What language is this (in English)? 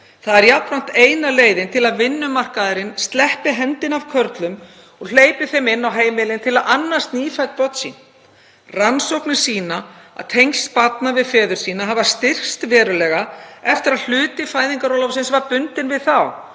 Icelandic